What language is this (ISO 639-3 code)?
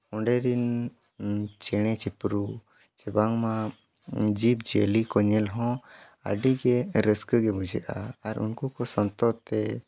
sat